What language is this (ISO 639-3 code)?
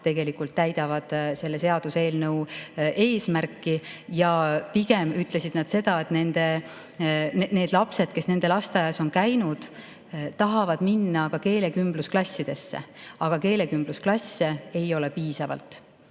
est